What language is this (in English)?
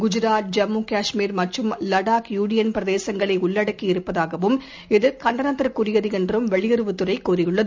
Tamil